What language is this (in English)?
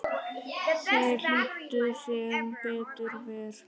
Icelandic